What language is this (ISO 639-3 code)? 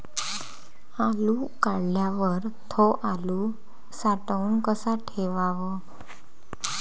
mar